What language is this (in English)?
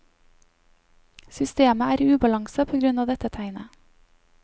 Norwegian